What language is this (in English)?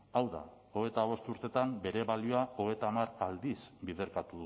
Basque